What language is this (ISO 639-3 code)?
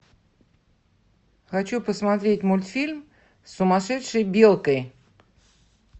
rus